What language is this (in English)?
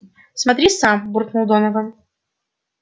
Russian